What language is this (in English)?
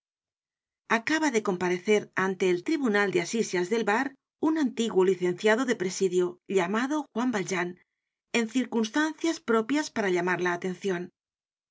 Spanish